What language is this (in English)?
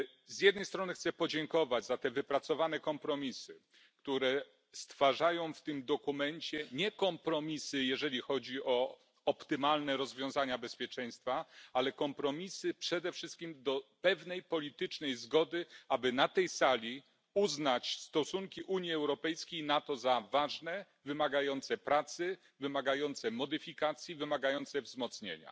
Polish